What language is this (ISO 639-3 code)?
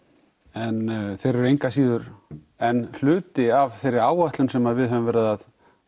isl